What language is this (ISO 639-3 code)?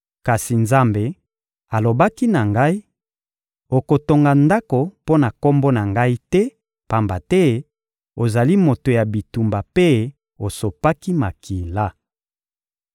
lin